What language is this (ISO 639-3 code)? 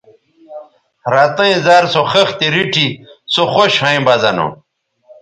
btv